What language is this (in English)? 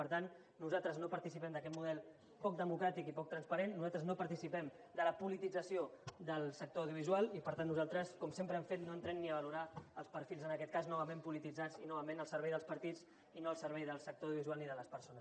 Catalan